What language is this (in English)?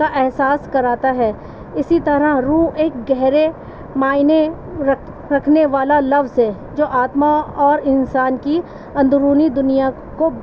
Urdu